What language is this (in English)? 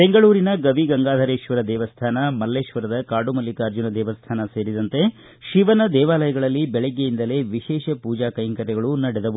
Kannada